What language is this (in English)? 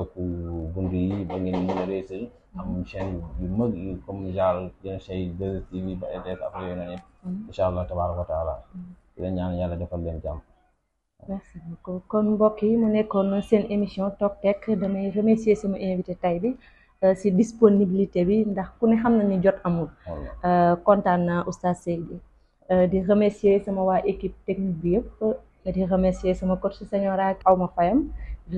Arabic